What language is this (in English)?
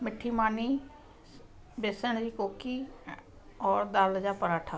Sindhi